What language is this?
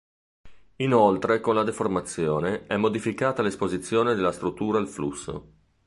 Italian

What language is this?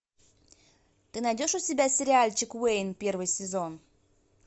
Russian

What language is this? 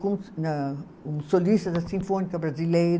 Portuguese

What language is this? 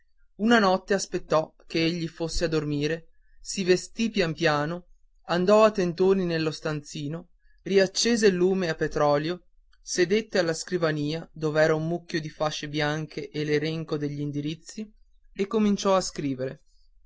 Italian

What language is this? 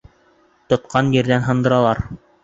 Bashkir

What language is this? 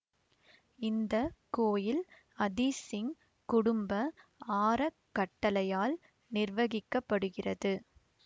Tamil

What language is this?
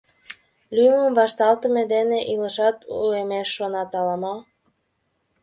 Mari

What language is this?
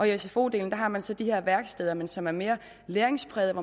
Danish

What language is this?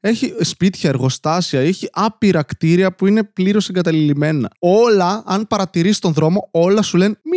Greek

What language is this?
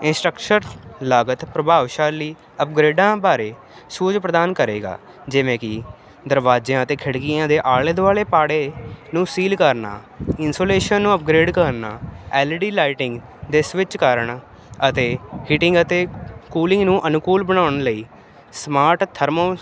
Punjabi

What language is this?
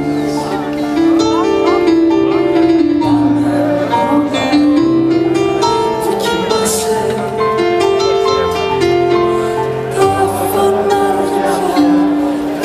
Greek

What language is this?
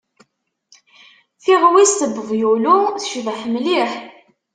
Kabyle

